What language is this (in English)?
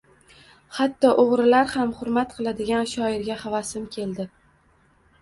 Uzbek